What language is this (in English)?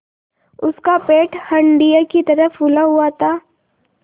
Hindi